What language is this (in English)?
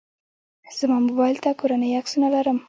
Pashto